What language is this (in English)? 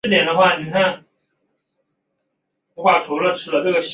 Chinese